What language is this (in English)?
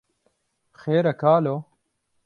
Kurdish